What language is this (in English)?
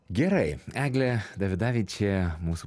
Lithuanian